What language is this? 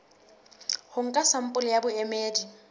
Southern Sotho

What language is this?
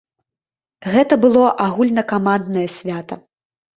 Belarusian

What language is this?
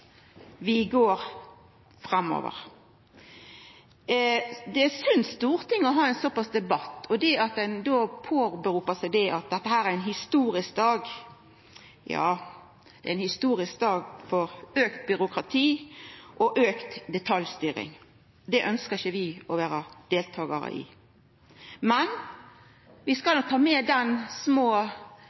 Norwegian Nynorsk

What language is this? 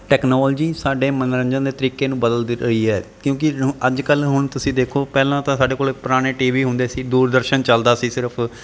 Punjabi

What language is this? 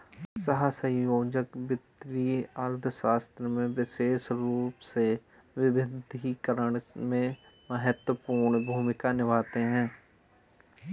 Hindi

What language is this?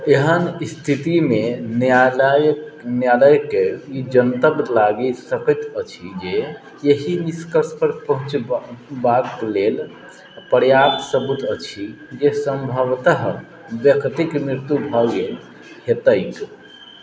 Maithili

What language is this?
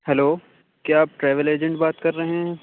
Urdu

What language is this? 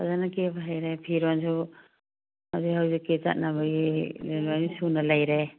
Manipuri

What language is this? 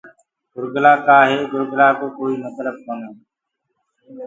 Gurgula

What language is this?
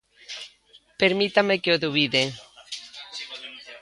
Galician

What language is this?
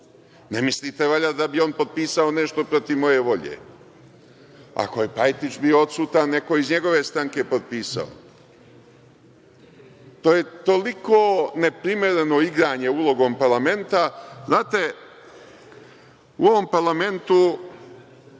Serbian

